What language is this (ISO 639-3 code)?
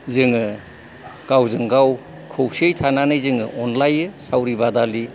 brx